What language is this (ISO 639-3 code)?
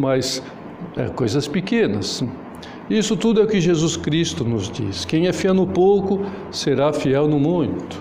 por